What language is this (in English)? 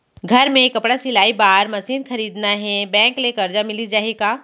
Chhattisgarhi